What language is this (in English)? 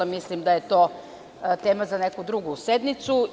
Serbian